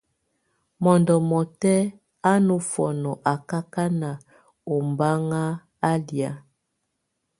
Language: Tunen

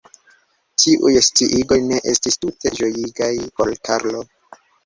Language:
Esperanto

